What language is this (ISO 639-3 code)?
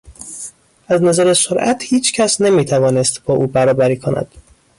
fas